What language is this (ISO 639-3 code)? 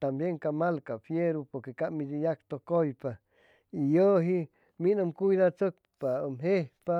zoh